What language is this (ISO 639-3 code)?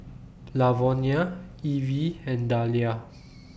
eng